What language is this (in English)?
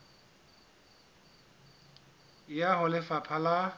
Southern Sotho